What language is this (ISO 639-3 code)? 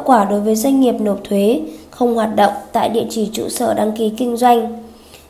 vie